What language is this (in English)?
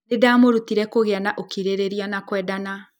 Kikuyu